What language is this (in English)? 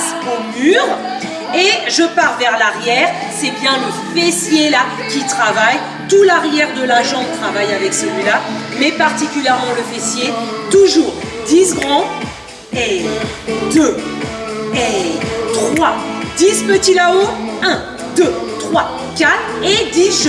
French